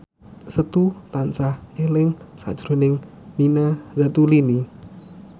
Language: Javanese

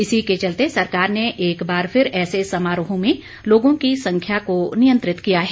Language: Hindi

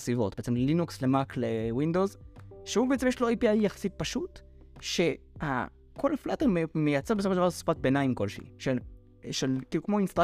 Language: Hebrew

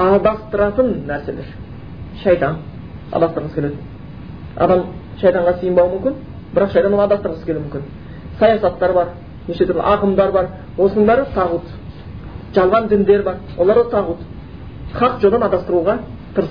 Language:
Bulgarian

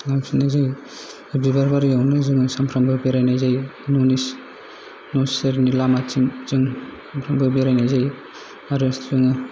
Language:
Bodo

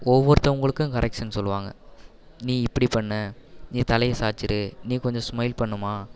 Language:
Tamil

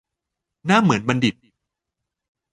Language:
Thai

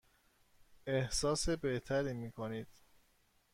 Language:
Persian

